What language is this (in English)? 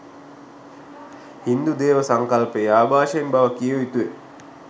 Sinhala